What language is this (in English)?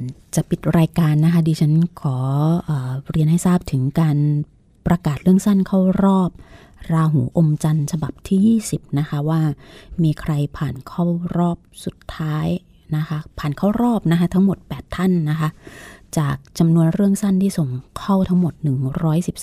Thai